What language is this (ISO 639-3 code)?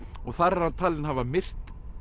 isl